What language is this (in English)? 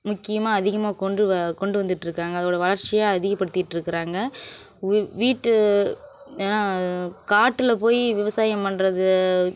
Tamil